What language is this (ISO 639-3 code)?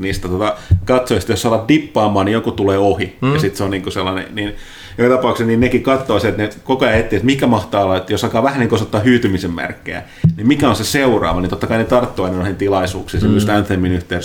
fin